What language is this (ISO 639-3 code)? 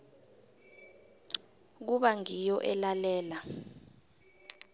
nbl